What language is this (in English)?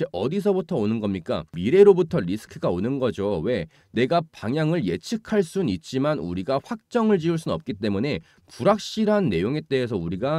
Korean